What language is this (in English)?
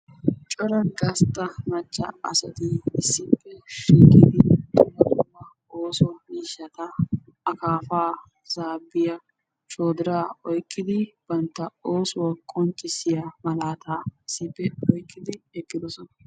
Wolaytta